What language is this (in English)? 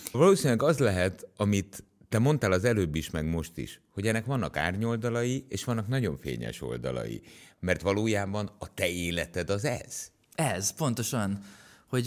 Hungarian